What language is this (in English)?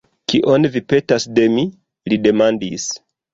Esperanto